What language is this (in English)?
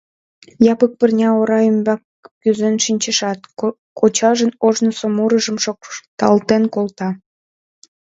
Mari